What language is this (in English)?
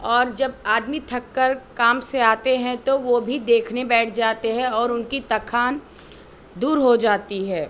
Urdu